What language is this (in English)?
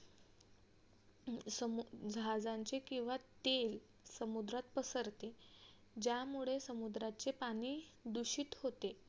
Marathi